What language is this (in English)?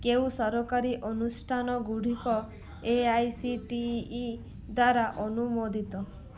Odia